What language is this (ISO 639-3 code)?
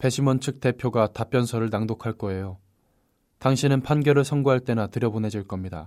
kor